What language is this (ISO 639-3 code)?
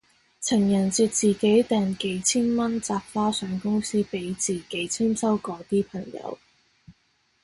yue